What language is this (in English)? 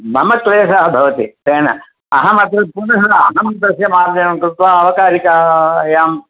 Sanskrit